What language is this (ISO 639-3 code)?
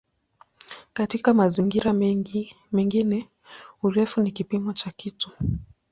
swa